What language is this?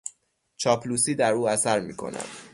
Persian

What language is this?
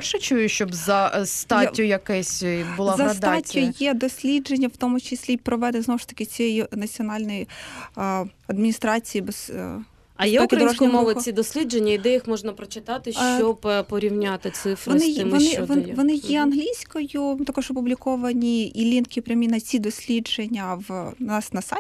Ukrainian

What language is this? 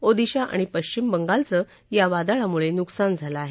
Marathi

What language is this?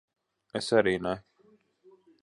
Latvian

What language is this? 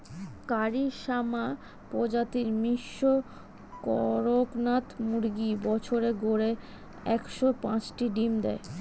Bangla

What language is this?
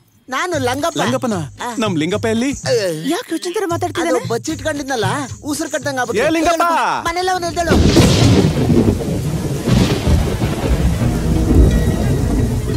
Hindi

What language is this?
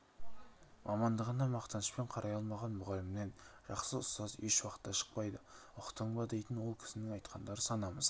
Kazakh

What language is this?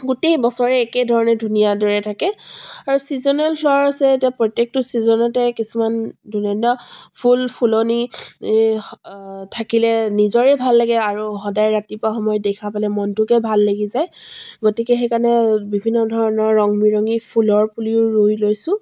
Assamese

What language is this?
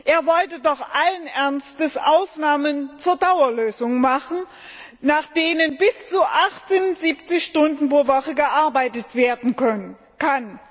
German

